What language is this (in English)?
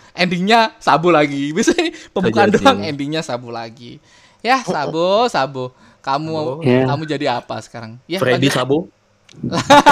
Indonesian